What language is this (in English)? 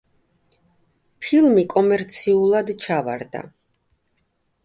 Georgian